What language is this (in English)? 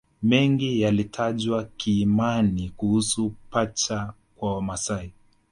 Swahili